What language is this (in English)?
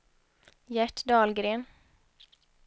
Swedish